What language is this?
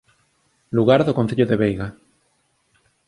Galician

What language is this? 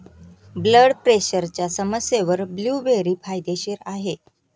Marathi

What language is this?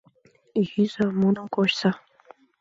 Mari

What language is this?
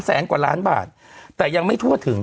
Thai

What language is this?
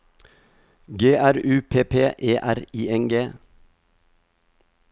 Norwegian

